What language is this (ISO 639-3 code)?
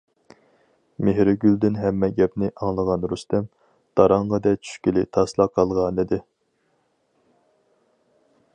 uig